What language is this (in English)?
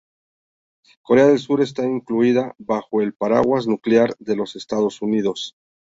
Spanish